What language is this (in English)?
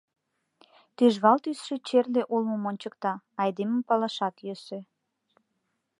Mari